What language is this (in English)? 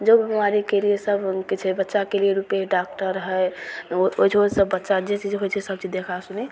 Maithili